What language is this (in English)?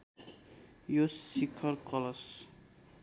Nepali